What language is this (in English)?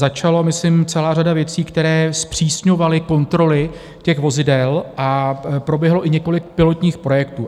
Czech